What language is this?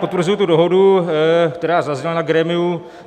Czech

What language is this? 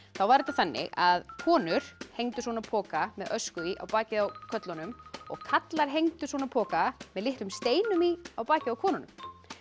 Icelandic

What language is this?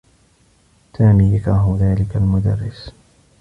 Arabic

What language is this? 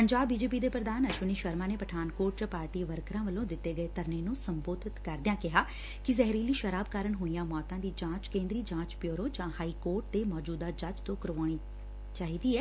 Punjabi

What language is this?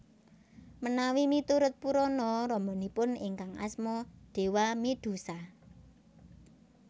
Javanese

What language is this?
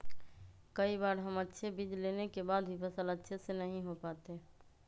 Magahi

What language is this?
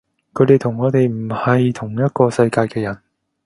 Cantonese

